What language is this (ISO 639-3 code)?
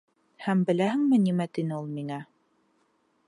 bak